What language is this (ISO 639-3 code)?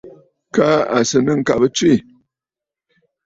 bfd